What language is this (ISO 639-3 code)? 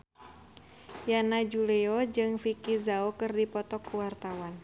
sun